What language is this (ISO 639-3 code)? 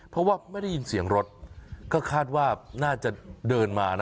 tha